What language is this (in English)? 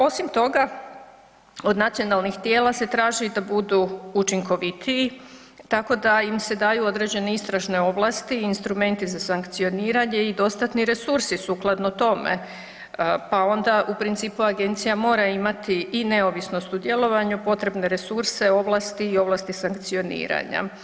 Croatian